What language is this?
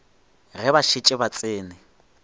Northern Sotho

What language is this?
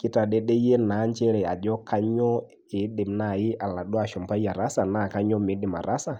Masai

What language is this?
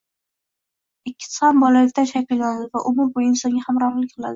Uzbek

